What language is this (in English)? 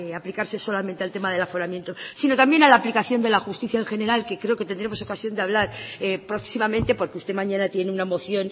Spanish